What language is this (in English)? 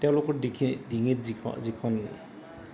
Assamese